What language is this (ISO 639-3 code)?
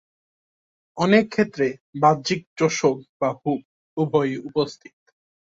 ben